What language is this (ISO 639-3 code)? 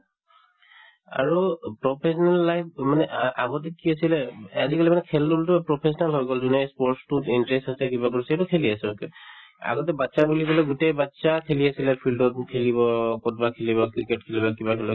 asm